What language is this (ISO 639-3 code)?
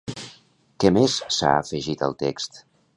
cat